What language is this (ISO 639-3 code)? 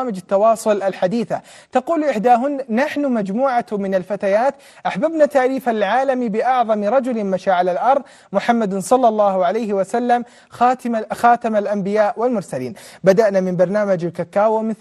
ara